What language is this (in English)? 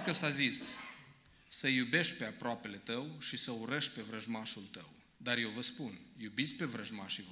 Romanian